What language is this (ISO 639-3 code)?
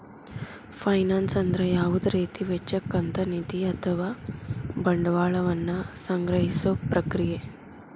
kan